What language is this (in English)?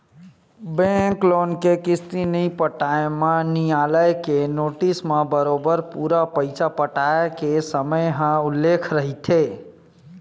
Chhattisgarhi